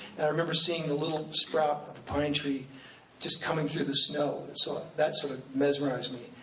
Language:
English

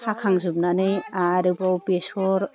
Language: Bodo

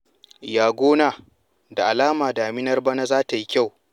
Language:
Hausa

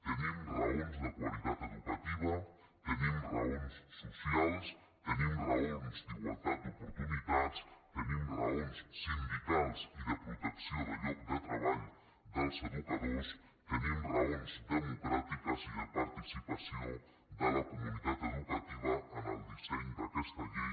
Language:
Catalan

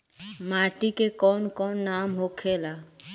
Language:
Bhojpuri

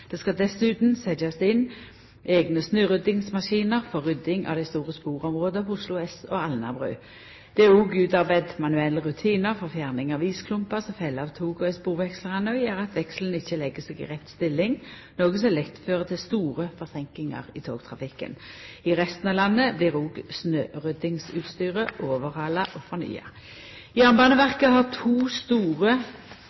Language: Norwegian Nynorsk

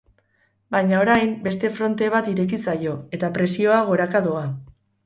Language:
Basque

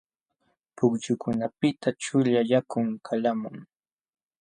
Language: Jauja Wanca Quechua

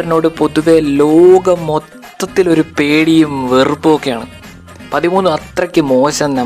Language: Malayalam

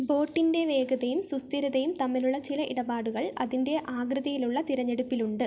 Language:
Malayalam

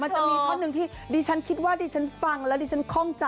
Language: Thai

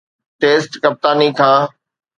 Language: Sindhi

